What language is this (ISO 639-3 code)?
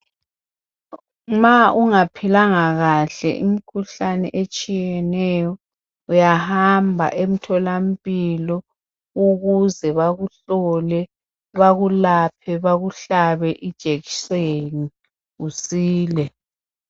nde